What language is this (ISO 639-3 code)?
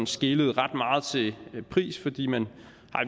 dan